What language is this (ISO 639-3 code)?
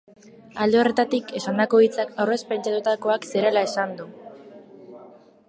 eus